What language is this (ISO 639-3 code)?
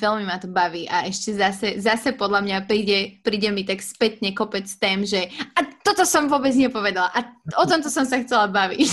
slk